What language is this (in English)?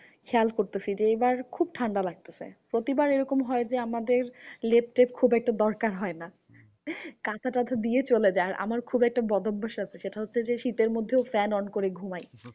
Bangla